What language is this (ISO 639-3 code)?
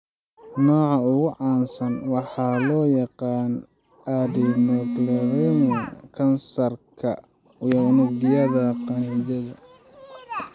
som